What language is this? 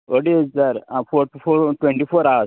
Konkani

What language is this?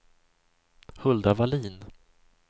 Swedish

